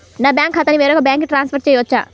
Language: Telugu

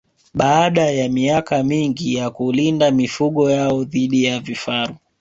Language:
Swahili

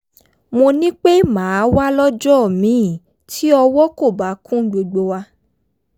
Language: Yoruba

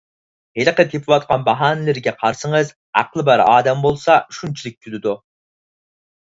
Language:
Uyghur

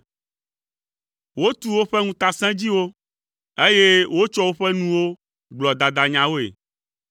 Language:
Ewe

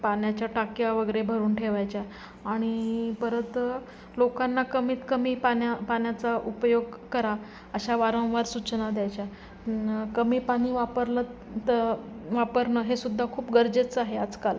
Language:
Marathi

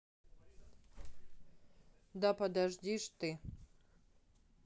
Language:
Russian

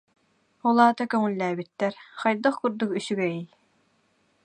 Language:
Yakut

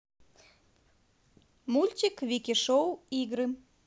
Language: Russian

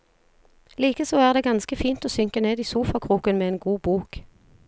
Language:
Norwegian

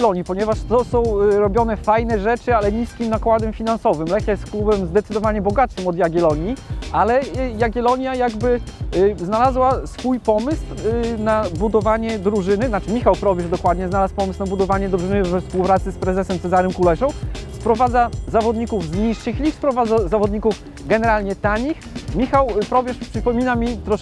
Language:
Polish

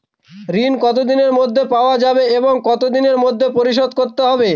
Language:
Bangla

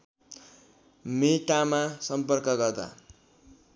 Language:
Nepali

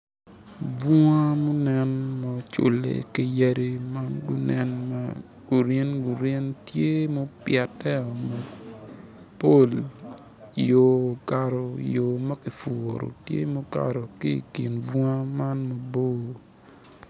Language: Acoli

